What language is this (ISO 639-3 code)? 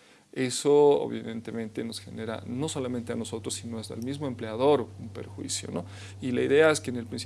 spa